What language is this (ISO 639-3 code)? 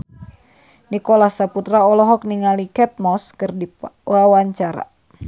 sun